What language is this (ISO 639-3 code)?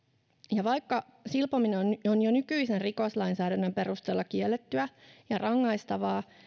fin